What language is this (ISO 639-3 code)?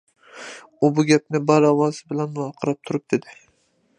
uig